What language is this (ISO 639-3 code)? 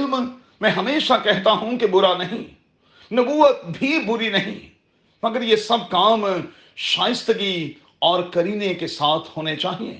urd